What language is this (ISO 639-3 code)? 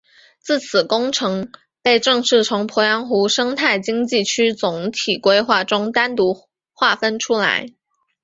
zho